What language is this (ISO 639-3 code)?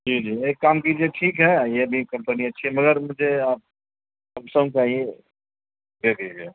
urd